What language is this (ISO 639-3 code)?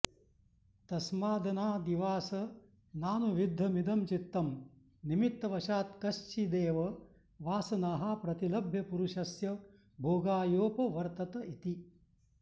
san